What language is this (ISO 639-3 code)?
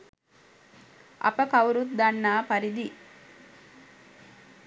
sin